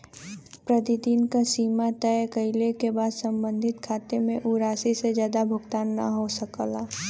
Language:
Bhojpuri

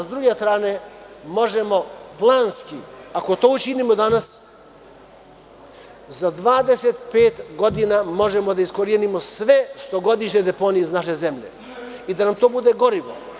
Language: Serbian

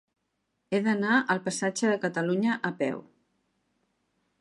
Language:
Catalan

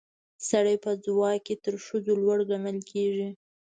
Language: Pashto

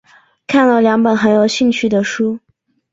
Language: Chinese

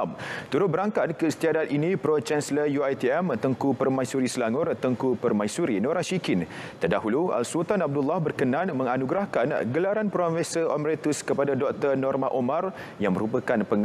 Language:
Malay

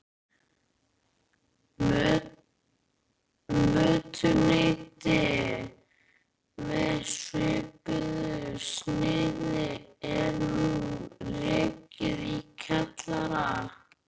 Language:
Icelandic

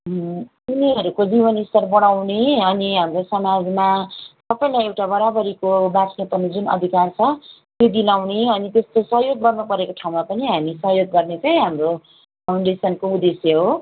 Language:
Nepali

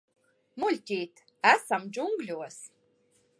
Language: Latvian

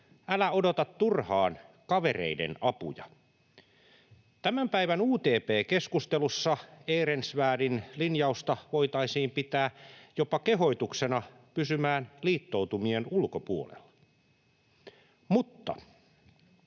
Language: Finnish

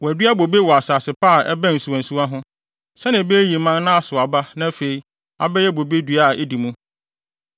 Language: Akan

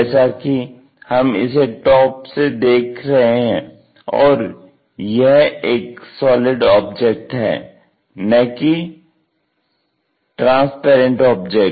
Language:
Hindi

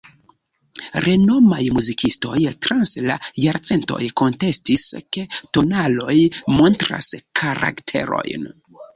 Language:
Esperanto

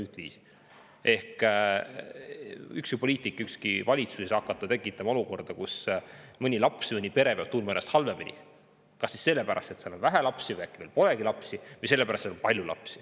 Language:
Estonian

